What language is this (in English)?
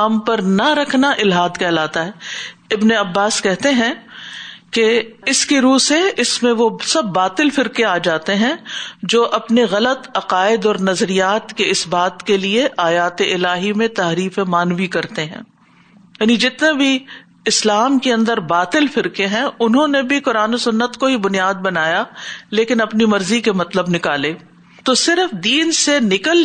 Urdu